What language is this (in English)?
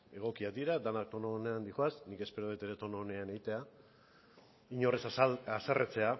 Basque